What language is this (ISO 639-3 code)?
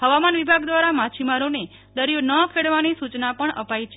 guj